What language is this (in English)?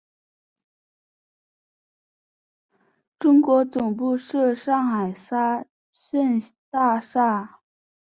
Chinese